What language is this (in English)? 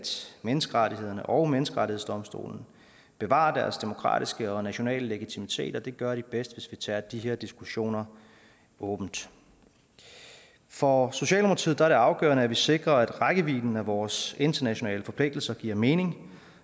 Danish